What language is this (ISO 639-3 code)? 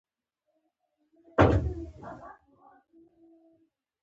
pus